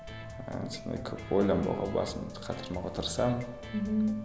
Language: Kazakh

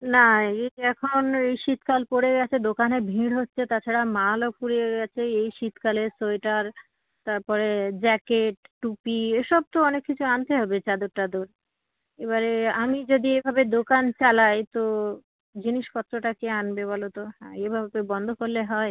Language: Bangla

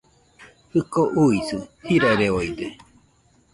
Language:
Nüpode Huitoto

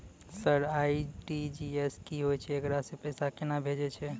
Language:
Maithili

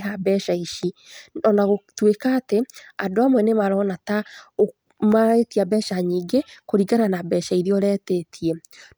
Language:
Kikuyu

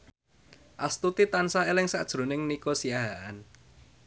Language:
Javanese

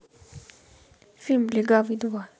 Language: Russian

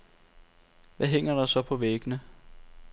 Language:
Danish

